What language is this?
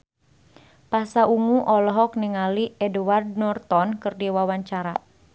Sundanese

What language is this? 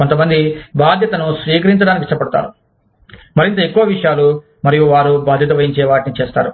Telugu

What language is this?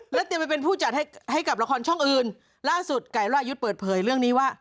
Thai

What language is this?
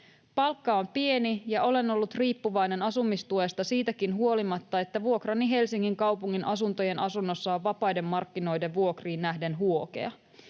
Finnish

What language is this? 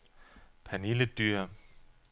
Danish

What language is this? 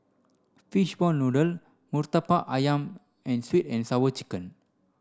English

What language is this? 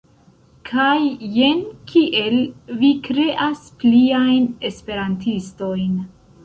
Esperanto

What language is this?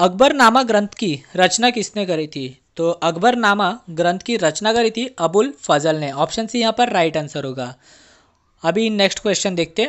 Hindi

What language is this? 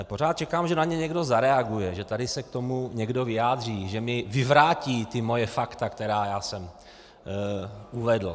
Czech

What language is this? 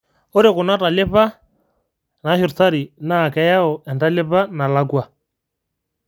Masai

